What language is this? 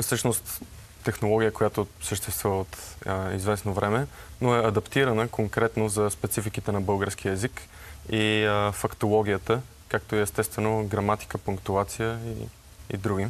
Bulgarian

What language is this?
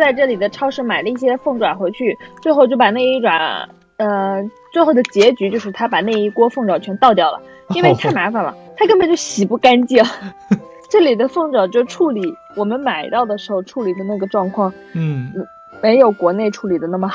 Chinese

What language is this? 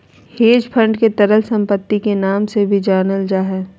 Magahi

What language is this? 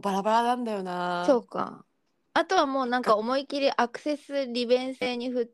Japanese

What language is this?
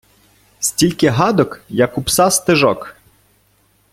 Ukrainian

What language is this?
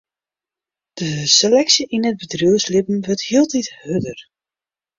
Western Frisian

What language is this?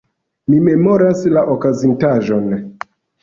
Esperanto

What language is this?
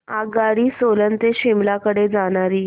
Marathi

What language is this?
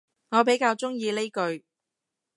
Cantonese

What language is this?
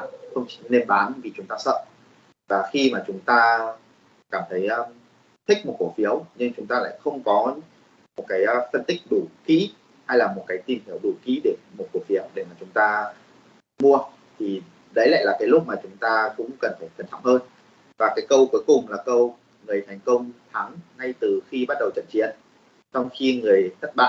Vietnamese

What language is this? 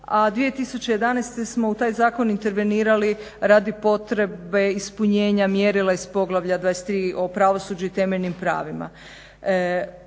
Croatian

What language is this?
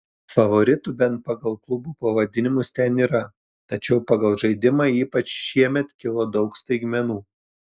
Lithuanian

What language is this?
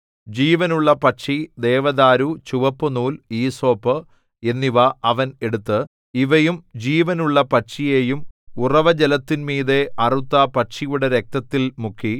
Malayalam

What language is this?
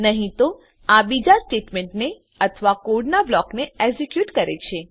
Gujarati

